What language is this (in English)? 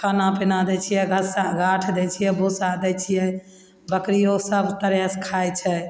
Maithili